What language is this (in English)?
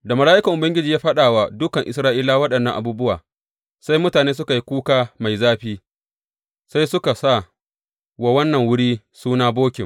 Hausa